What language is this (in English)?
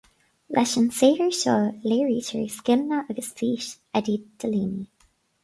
Irish